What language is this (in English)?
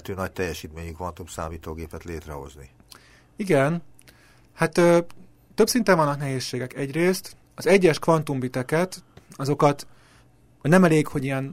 Hungarian